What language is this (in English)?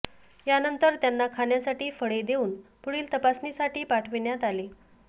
Marathi